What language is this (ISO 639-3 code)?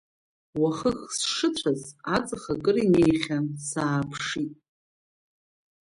abk